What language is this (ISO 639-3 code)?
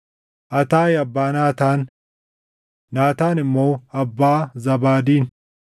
orm